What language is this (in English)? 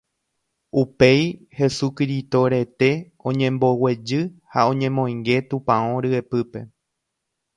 Guarani